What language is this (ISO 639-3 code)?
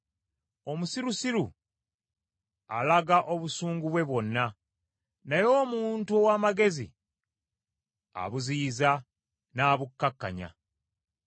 lug